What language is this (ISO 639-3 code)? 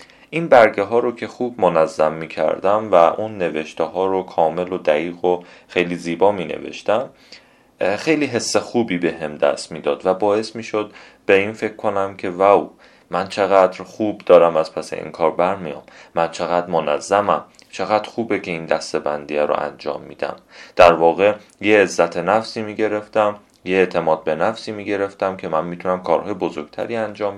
fas